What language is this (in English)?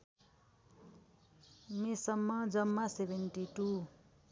Nepali